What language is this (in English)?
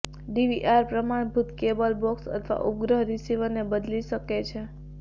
Gujarati